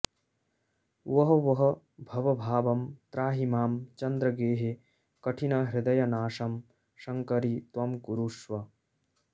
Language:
Sanskrit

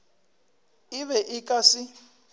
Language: Northern Sotho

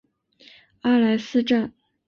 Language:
Chinese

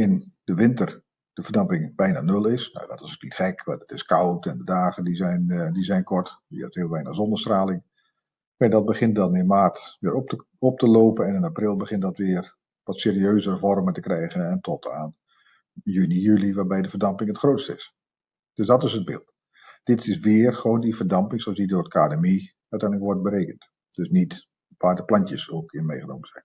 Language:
Dutch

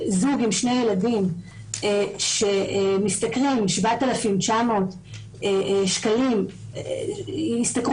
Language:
Hebrew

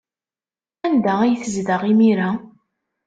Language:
Kabyle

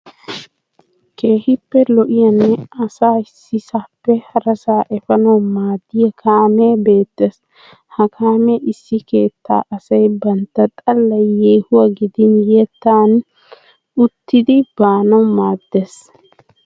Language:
Wolaytta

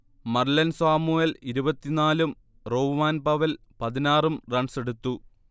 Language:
Malayalam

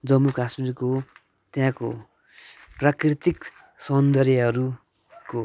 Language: Nepali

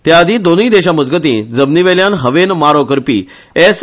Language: Konkani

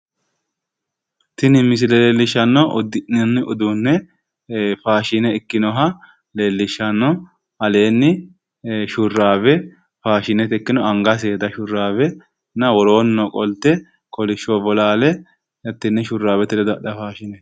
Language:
Sidamo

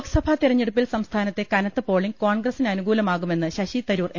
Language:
Malayalam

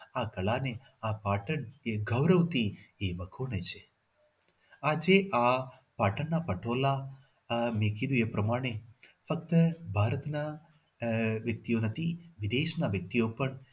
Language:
Gujarati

